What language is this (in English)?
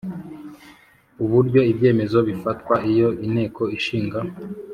Kinyarwanda